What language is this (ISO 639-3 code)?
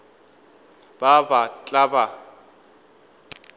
nso